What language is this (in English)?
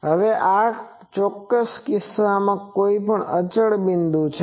Gujarati